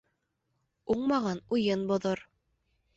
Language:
Bashkir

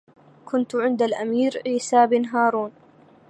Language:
Arabic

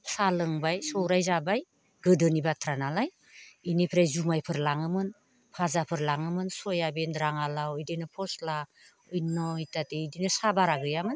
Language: Bodo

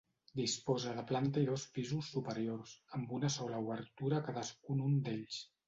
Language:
Catalan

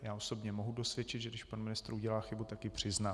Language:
Czech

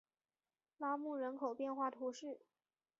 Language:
Chinese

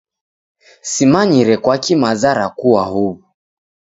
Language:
Taita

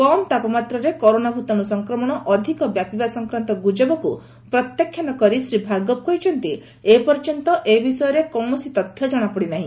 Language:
Odia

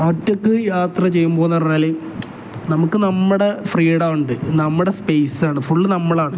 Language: Malayalam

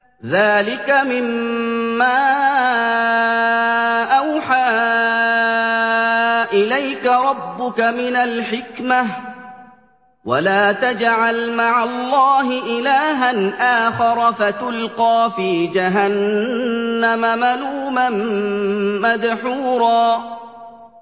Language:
Arabic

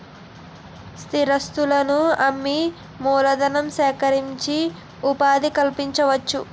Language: Telugu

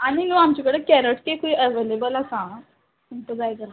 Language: Konkani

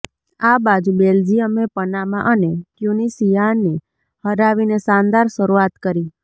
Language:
Gujarati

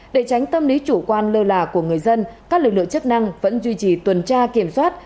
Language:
Vietnamese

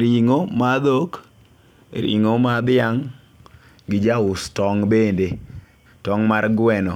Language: Luo (Kenya and Tanzania)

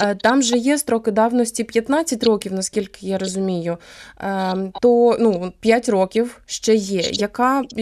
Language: Ukrainian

